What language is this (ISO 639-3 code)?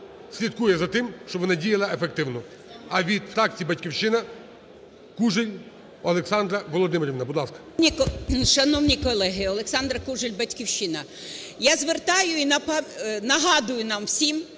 ukr